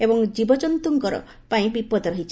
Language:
Odia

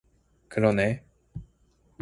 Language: Korean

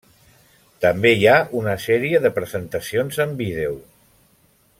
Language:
Catalan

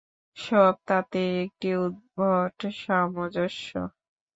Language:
Bangla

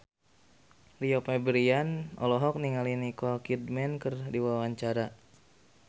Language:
Sundanese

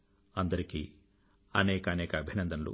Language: Telugu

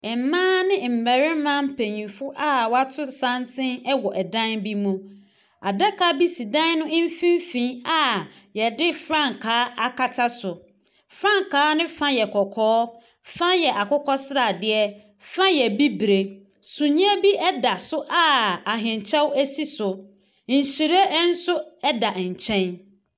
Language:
Akan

